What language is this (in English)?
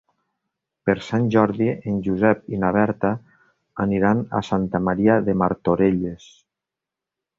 Catalan